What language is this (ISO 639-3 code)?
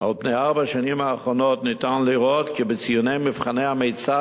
heb